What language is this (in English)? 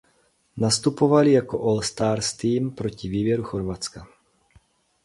Czech